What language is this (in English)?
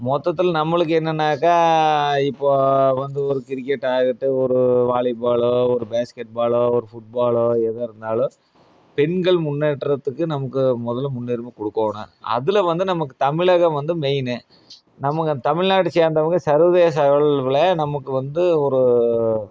Tamil